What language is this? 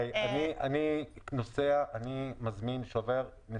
Hebrew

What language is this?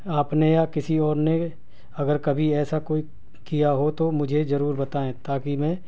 Urdu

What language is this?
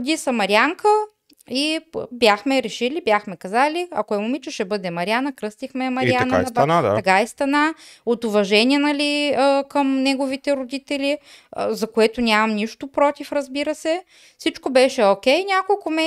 Bulgarian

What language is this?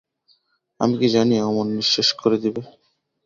Bangla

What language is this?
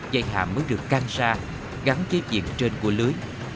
Vietnamese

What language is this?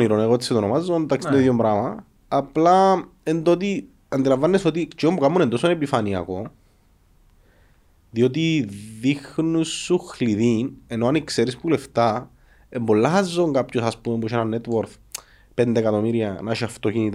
Greek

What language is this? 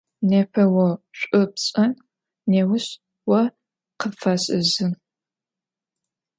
Adyghe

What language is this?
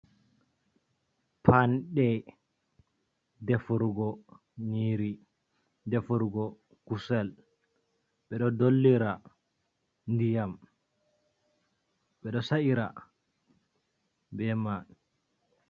Fula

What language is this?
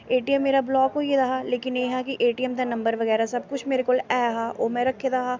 Dogri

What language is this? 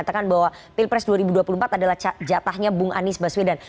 Indonesian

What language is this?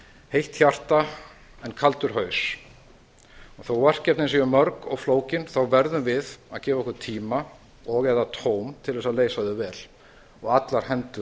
Icelandic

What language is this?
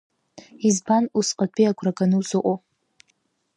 Abkhazian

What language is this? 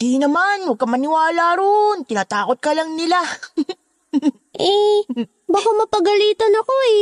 Filipino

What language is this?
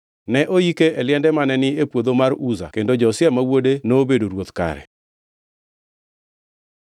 Luo (Kenya and Tanzania)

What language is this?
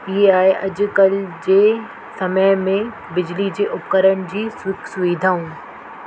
Sindhi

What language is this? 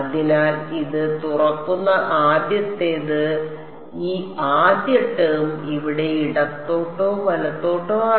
Malayalam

